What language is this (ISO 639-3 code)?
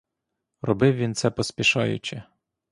ukr